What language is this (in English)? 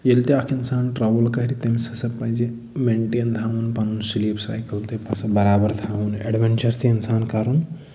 Kashmiri